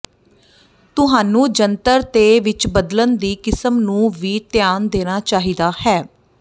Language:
Punjabi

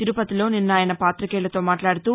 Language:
Telugu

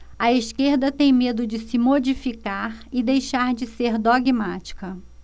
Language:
Portuguese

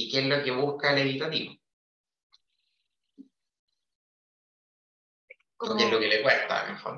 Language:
Spanish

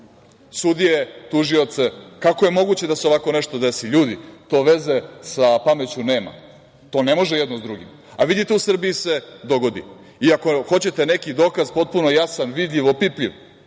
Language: Serbian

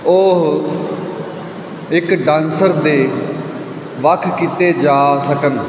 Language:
Punjabi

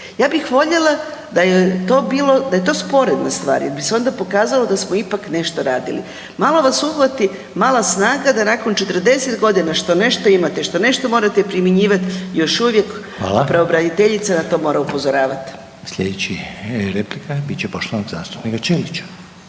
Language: Croatian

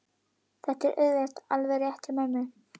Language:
Icelandic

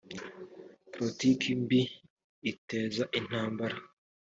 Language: Kinyarwanda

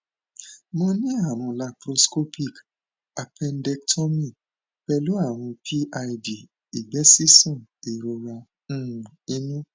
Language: Yoruba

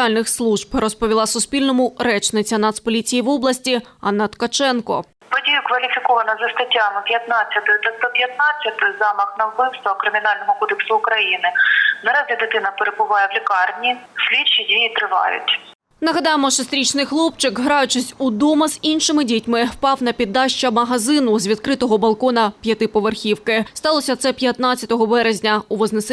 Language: Ukrainian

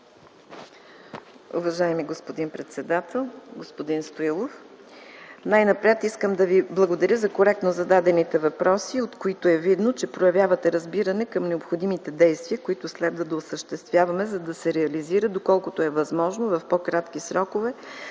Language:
Bulgarian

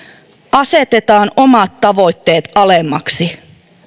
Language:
Finnish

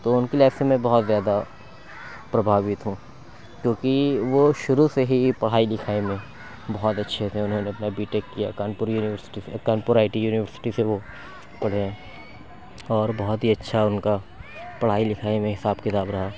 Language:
Urdu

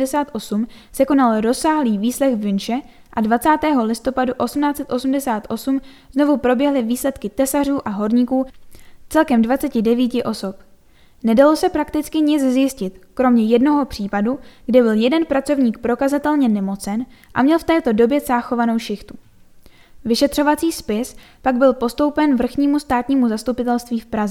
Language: Czech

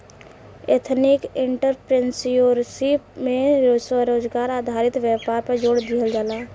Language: Bhojpuri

